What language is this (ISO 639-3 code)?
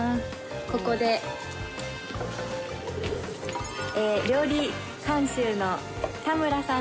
jpn